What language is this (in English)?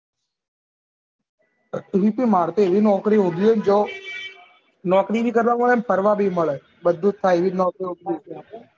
Gujarati